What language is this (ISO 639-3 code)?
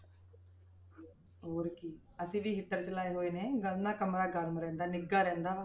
pan